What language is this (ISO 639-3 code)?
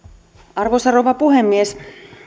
fin